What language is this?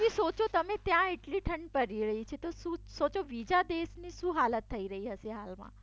Gujarati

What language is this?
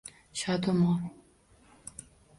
Uzbek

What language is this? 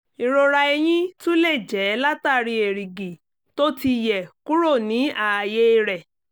Yoruba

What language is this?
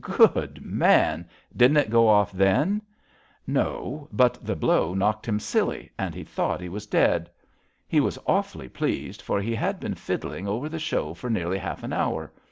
English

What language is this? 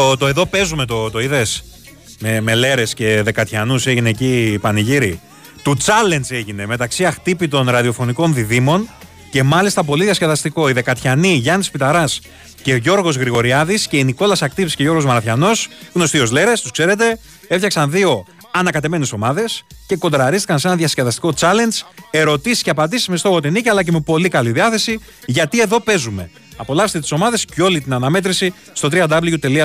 Greek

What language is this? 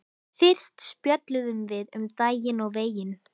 Icelandic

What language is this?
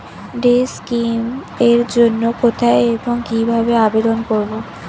Bangla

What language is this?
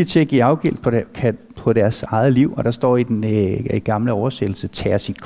Danish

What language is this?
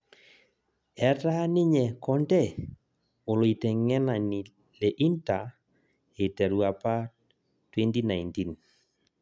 Masai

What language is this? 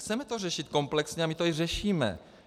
Czech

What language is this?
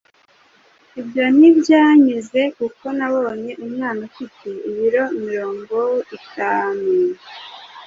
Kinyarwanda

